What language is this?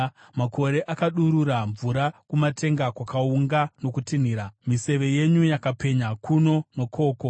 Shona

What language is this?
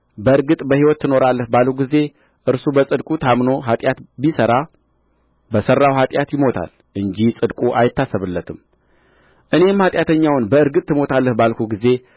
Amharic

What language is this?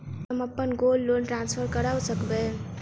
Maithili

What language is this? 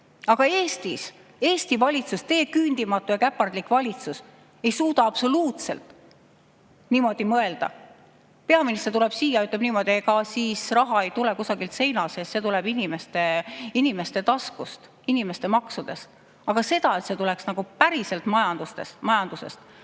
Estonian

